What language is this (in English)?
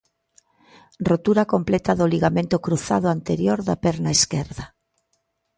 Galician